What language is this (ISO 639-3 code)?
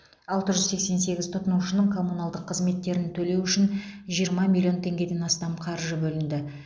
kaz